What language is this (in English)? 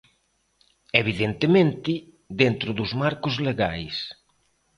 Galician